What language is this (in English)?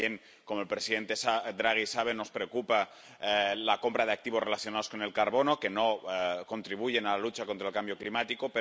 Spanish